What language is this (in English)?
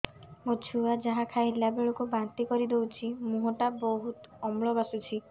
Odia